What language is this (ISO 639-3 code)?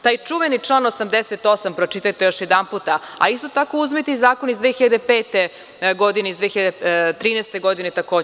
srp